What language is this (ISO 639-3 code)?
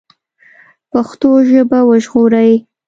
pus